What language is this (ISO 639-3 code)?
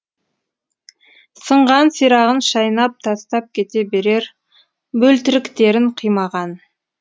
kaz